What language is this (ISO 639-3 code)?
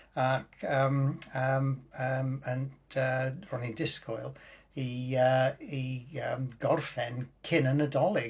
cym